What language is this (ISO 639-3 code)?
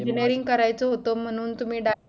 mar